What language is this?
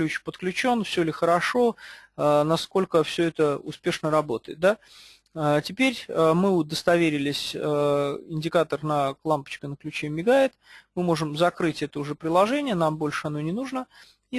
Russian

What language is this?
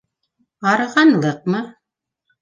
Bashkir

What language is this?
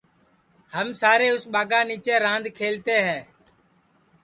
Sansi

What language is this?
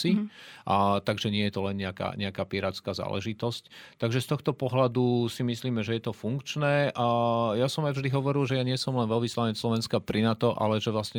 Czech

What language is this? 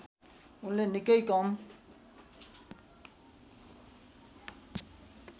Nepali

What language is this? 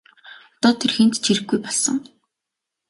Mongolian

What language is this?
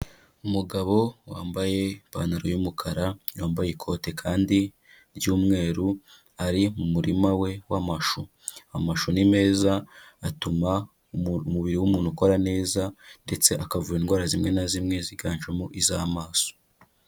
Kinyarwanda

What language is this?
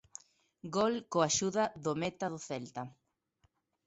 Galician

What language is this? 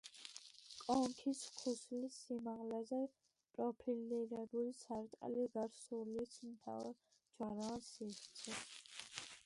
Georgian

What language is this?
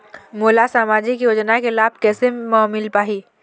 Chhattisgarhi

